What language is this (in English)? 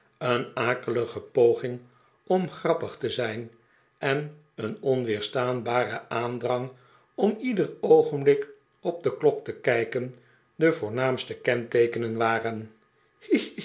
Dutch